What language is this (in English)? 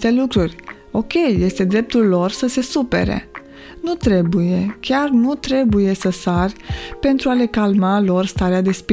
Romanian